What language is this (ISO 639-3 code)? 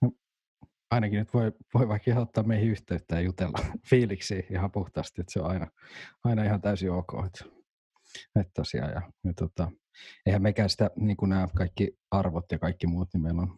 fin